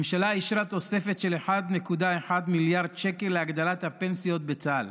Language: Hebrew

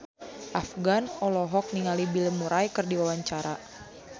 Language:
Sundanese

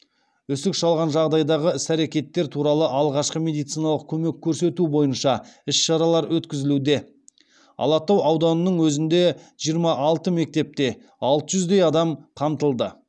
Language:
Kazakh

